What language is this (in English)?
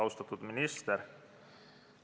Estonian